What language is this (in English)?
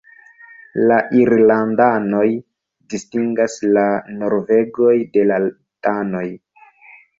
Esperanto